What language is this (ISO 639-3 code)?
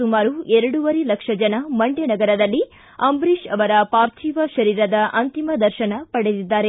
kan